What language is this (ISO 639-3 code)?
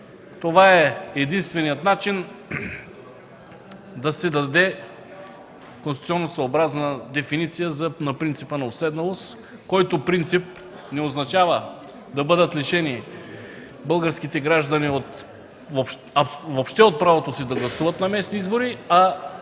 bul